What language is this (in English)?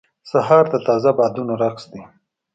Pashto